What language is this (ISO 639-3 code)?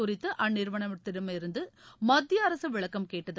tam